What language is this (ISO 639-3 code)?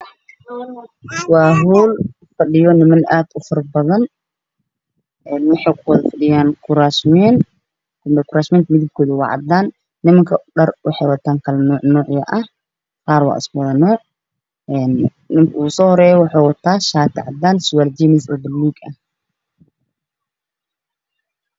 som